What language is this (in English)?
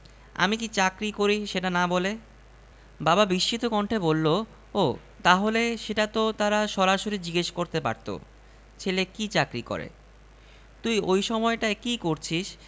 Bangla